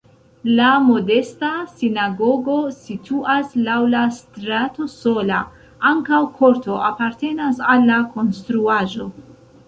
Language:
Esperanto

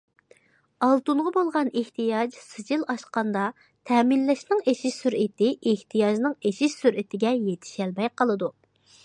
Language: Uyghur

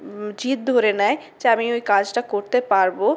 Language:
Bangla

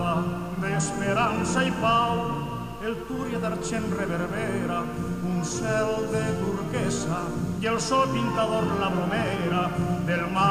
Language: Romanian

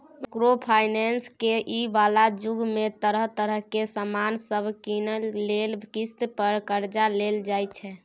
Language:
Maithili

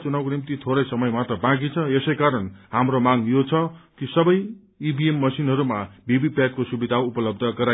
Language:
Nepali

